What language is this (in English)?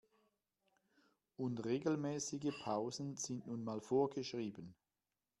German